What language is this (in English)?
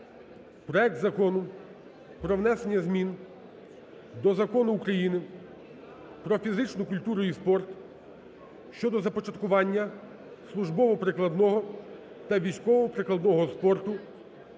Ukrainian